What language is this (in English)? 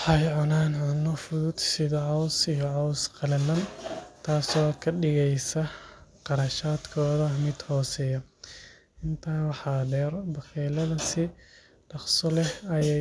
Somali